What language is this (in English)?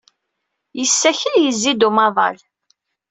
Kabyle